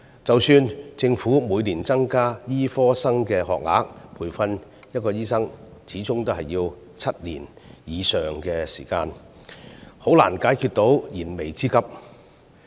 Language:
Cantonese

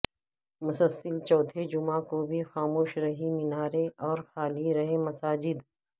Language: Urdu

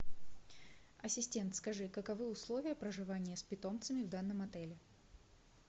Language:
Russian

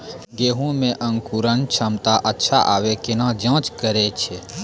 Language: Maithili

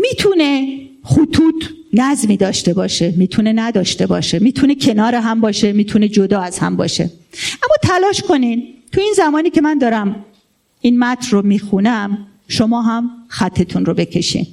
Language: Persian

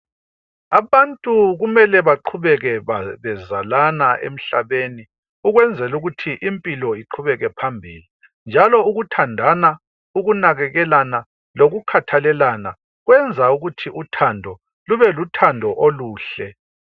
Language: North Ndebele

